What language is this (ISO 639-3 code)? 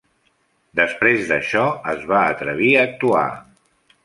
cat